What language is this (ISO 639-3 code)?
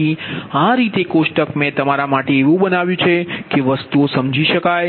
guj